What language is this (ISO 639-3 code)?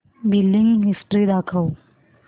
mar